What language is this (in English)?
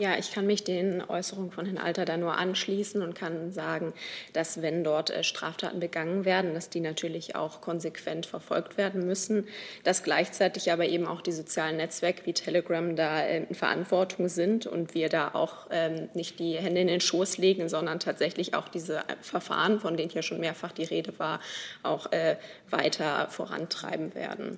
German